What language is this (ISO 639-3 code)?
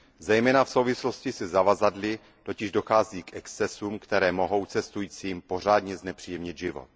ces